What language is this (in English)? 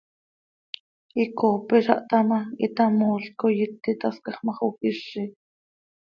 Seri